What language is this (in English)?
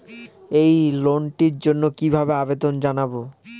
Bangla